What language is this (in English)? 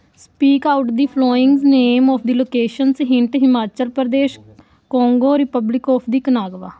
Punjabi